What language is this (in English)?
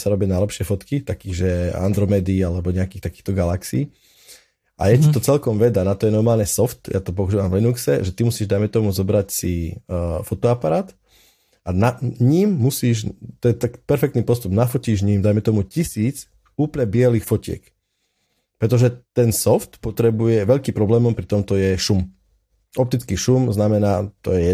Slovak